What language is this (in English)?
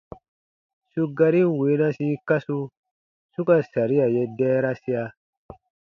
Baatonum